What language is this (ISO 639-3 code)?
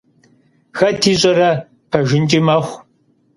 kbd